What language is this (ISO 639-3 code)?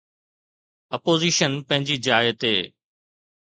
snd